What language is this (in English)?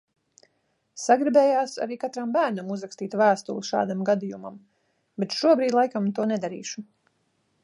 Latvian